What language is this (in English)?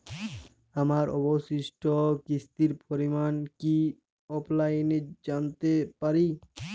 Bangla